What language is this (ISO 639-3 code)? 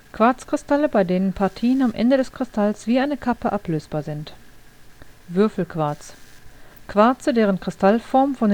deu